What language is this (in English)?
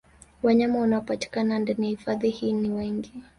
Swahili